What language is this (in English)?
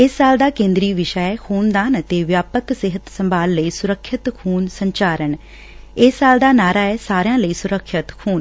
Punjabi